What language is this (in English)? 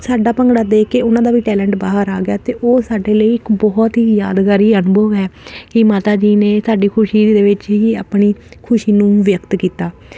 Punjabi